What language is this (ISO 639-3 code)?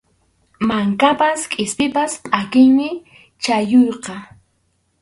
qxu